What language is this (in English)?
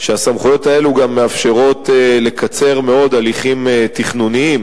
Hebrew